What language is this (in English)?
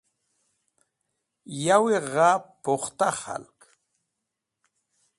Wakhi